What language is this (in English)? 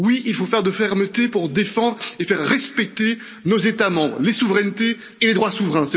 French